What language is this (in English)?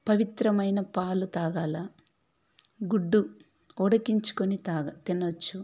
Telugu